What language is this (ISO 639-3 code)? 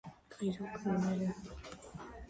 kat